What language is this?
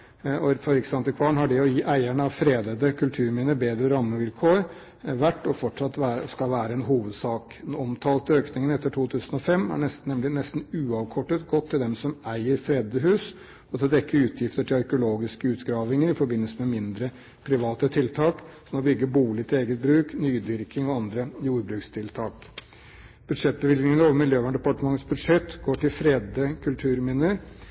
Norwegian Bokmål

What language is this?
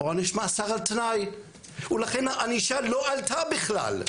Hebrew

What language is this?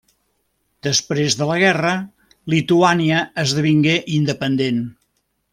Catalan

